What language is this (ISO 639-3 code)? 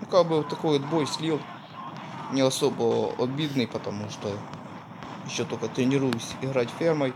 rus